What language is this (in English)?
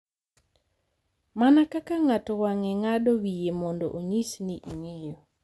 Luo (Kenya and Tanzania)